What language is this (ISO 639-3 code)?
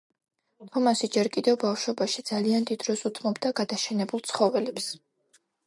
kat